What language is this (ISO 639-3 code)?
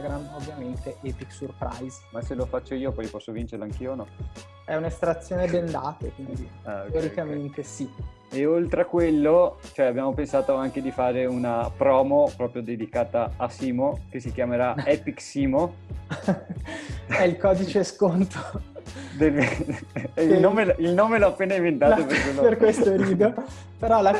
ita